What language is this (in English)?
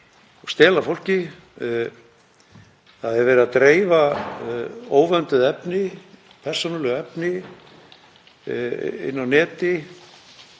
Icelandic